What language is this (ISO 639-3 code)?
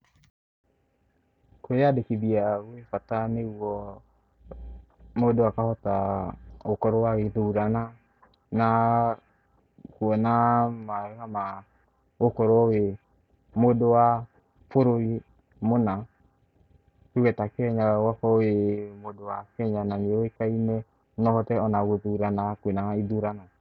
kik